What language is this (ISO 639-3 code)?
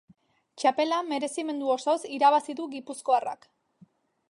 eus